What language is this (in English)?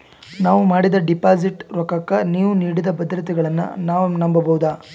Kannada